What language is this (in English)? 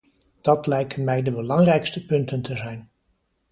Dutch